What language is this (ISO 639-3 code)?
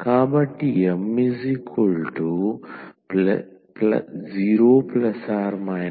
tel